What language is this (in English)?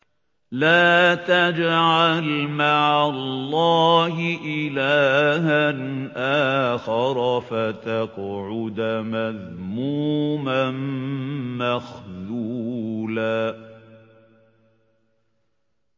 Arabic